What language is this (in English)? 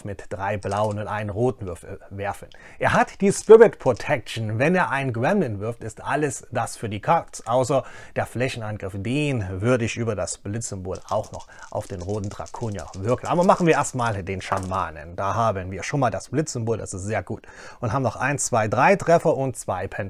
German